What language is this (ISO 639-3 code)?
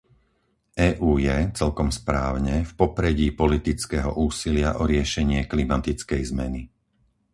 slk